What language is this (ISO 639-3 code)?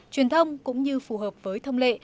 vie